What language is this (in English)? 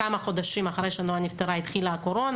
Hebrew